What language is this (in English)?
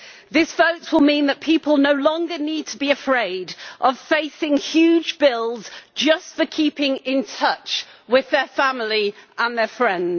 English